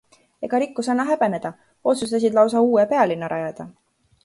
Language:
Estonian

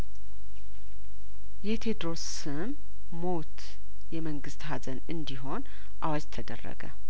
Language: Amharic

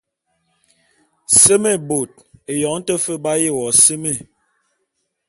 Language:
Bulu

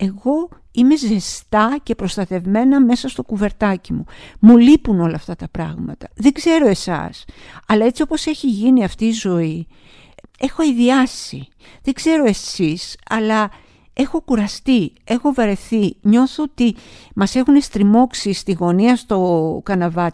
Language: Greek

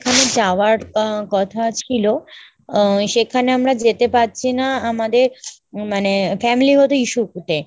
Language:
Bangla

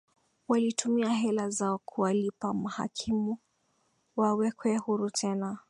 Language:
Swahili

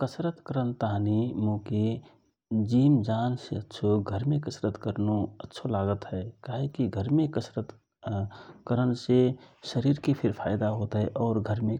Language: Rana Tharu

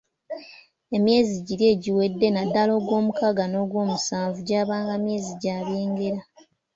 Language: Ganda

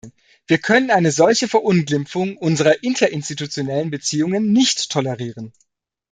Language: German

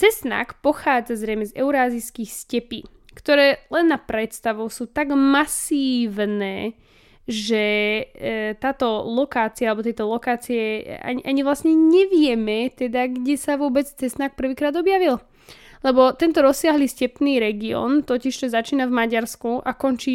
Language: Slovak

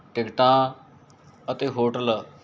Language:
Punjabi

